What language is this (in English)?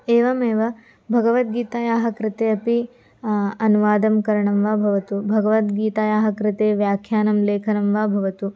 Sanskrit